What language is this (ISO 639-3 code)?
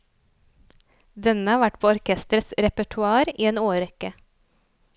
nor